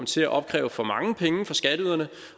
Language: Danish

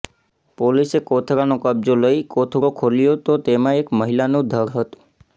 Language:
Gujarati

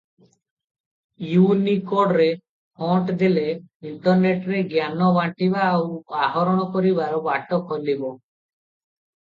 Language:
Odia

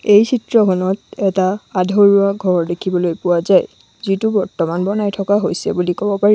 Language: Assamese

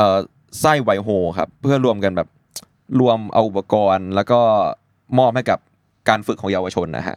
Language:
Thai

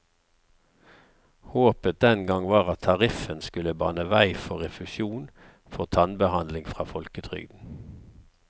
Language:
Norwegian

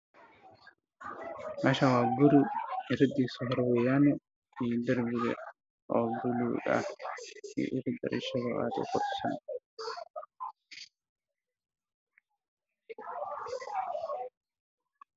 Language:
Somali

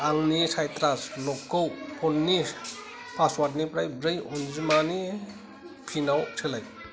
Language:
Bodo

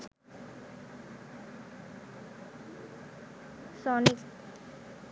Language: Sinhala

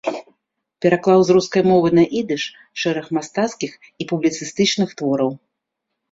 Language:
Belarusian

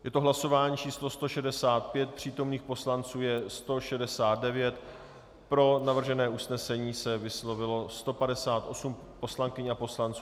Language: Czech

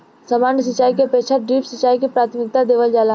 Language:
Bhojpuri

